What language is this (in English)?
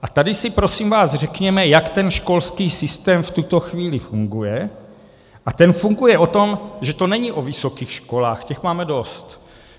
Czech